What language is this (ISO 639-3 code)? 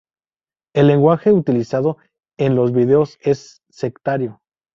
spa